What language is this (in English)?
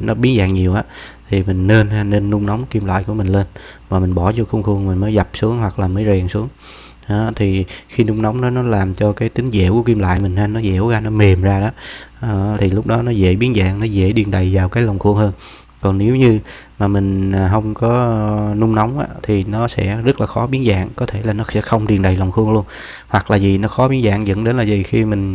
Vietnamese